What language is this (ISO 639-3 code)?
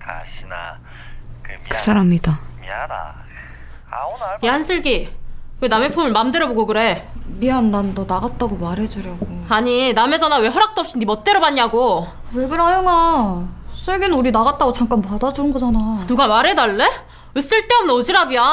kor